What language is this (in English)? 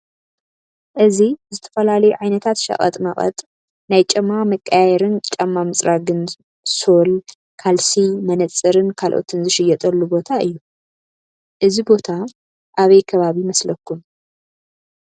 Tigrinya